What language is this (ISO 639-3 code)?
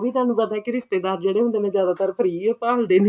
pan